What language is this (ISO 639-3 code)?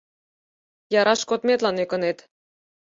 chm